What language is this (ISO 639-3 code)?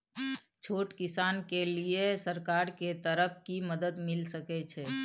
mai